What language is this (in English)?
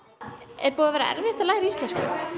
Icelandic